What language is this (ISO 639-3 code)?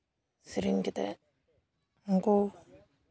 sat